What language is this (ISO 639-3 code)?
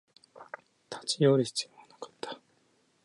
jpn